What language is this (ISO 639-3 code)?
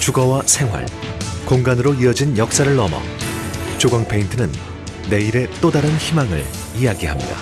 kor